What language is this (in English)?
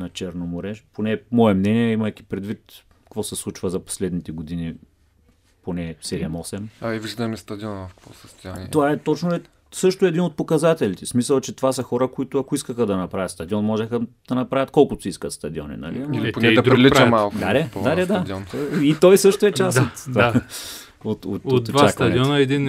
Bulgarian